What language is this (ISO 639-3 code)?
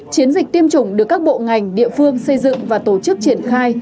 vie